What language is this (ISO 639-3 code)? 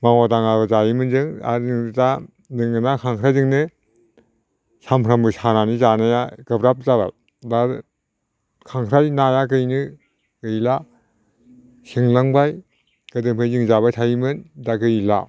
brx